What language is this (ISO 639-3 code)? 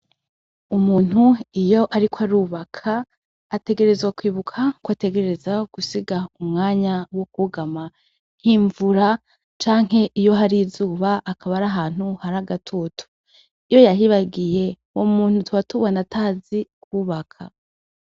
run